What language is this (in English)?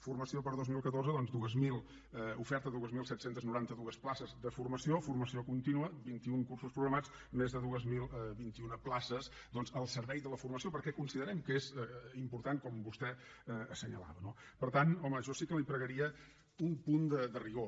Catalan